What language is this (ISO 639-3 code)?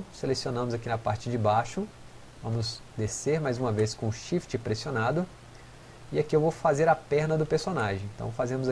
por